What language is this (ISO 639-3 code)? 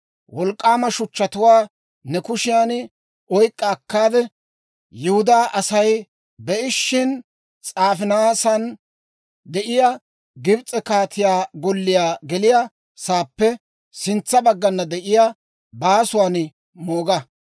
dwr